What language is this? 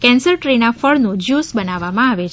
Gujarati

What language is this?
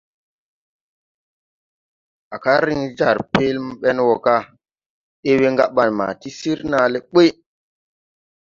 Tupuri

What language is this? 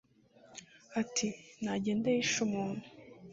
Kinyarwanda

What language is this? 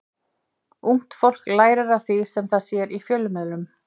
Icelandic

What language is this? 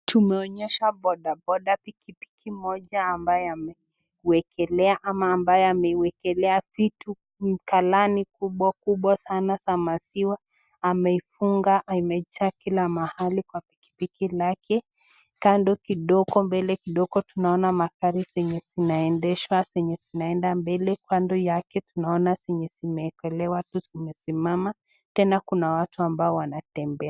Swahili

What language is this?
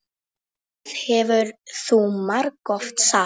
Icelandic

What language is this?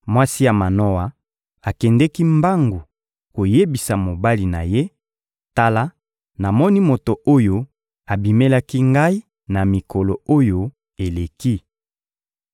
Lingala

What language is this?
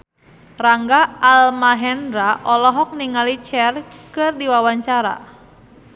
Sundanese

